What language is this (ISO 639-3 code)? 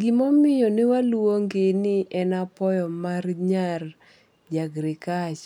luo